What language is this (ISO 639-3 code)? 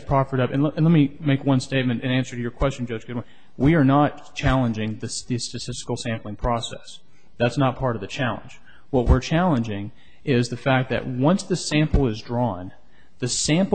eng